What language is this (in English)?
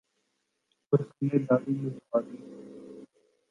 Urdu